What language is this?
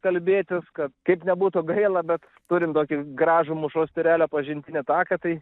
Lithuanian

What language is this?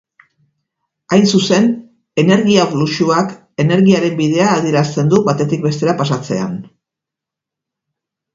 Basque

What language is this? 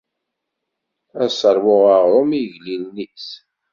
Kabyle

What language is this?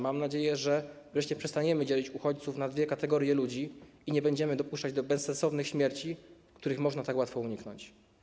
Polish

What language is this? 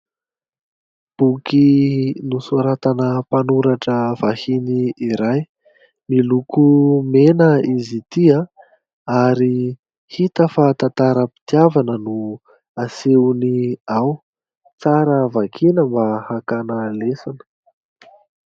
Malagasy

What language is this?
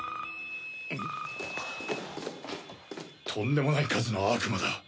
Japanese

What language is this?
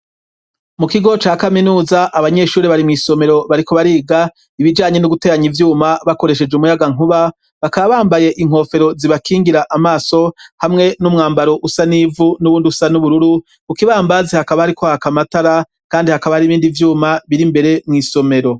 Rundi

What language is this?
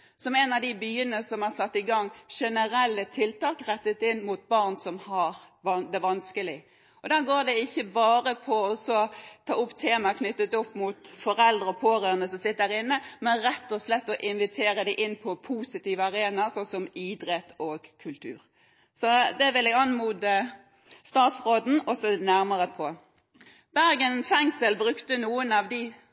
Norwegian Bokmål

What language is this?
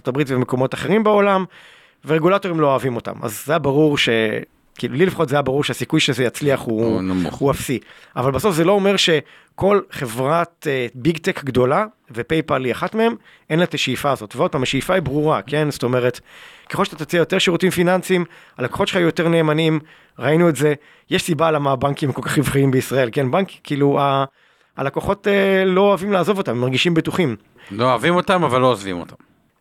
Hebrew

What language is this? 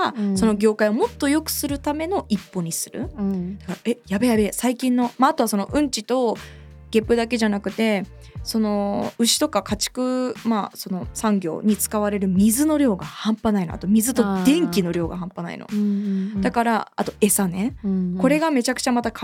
Japanese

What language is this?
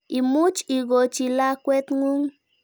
Kalenjin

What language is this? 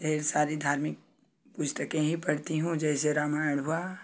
Hindi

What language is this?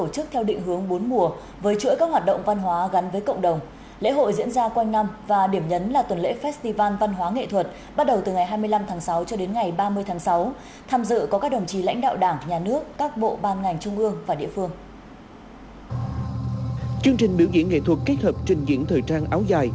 Vietnamese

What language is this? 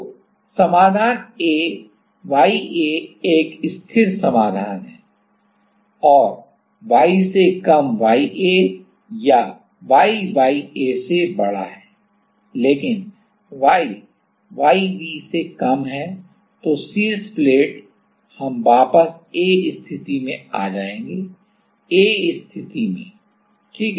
Hindi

